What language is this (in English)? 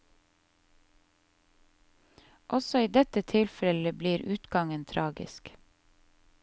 Norwegian